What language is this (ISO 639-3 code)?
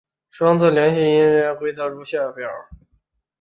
zho